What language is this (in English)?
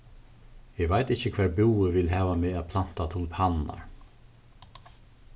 Faroese